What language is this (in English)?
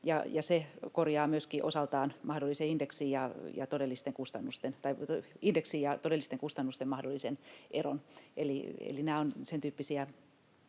Finnish